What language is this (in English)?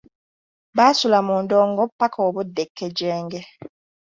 Ganda